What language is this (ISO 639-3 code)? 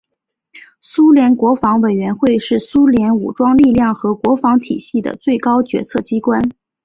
zho